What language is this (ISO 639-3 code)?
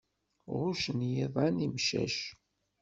kab